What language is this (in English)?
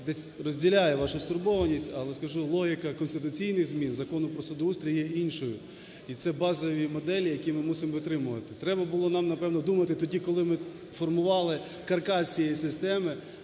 Ukrainian